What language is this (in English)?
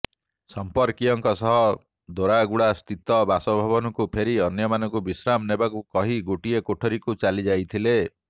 Odia